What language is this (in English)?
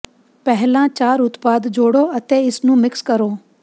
Punjabi